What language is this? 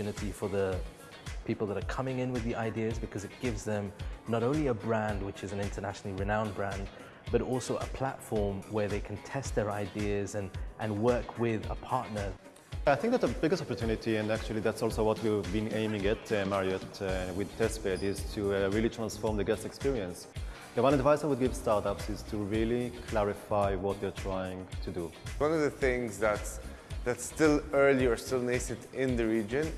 English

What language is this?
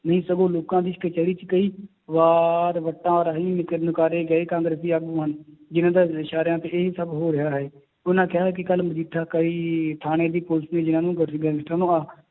Punjabi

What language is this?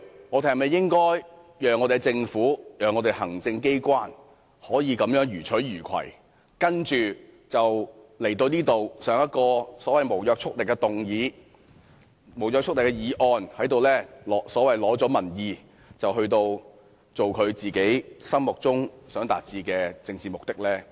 Cantonese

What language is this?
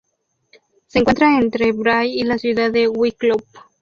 Spanish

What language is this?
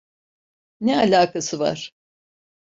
Turkish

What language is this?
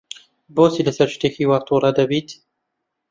Central Kurdish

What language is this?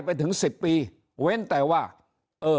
Thai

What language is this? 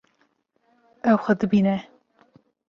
Kurdish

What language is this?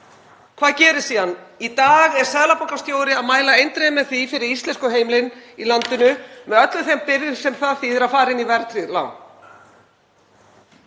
Icelandic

